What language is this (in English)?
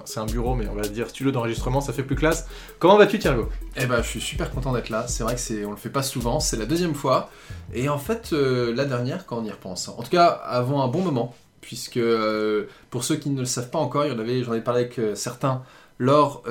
French